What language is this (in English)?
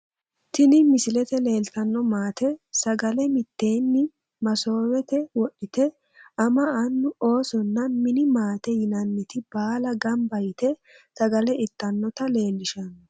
Sidamo